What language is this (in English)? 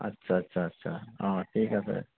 Assamese